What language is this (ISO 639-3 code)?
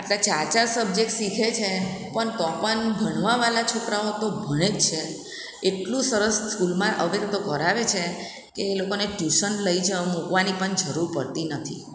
guj